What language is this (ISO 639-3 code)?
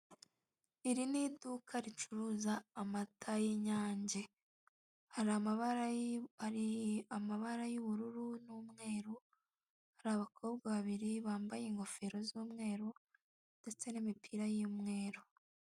kin